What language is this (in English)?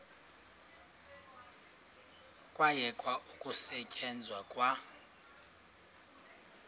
Xhosa